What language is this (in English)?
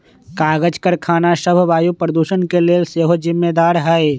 Magahi